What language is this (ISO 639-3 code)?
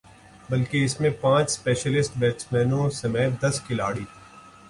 urd